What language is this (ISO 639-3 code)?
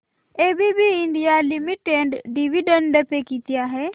mar